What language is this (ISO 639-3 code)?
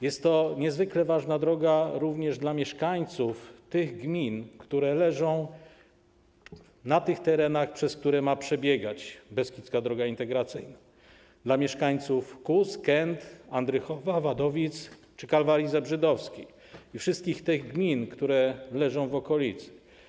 pol